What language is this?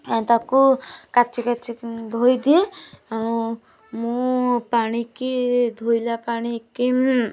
Odia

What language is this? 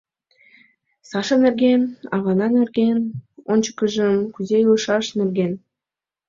Mari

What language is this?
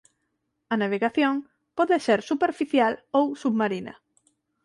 Galician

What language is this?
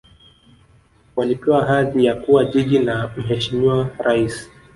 Swahili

